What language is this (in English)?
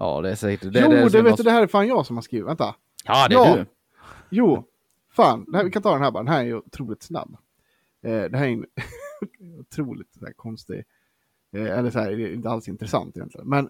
Swedish